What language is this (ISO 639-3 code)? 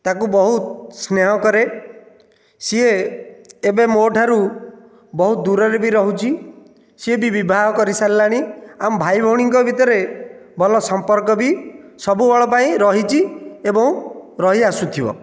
ori